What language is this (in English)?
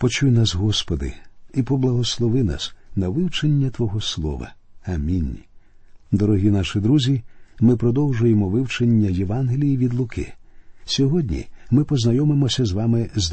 Ukrainian